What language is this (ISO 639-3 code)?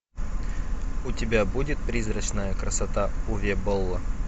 rus